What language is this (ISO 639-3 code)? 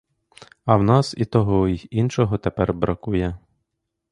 ukr